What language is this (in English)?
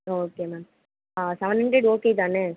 Tamil